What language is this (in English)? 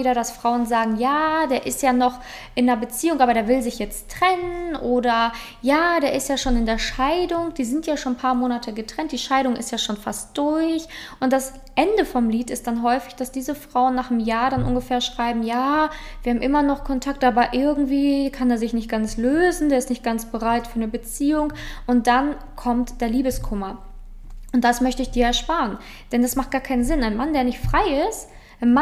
German